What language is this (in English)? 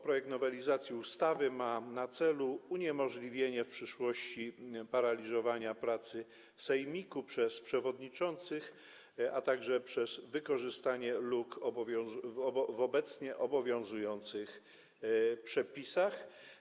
Polish